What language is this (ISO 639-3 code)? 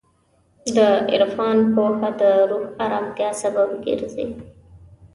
pus